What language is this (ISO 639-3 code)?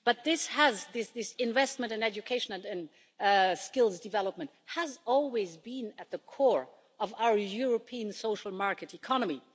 eng